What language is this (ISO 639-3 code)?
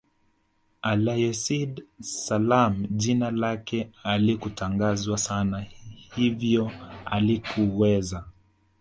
swa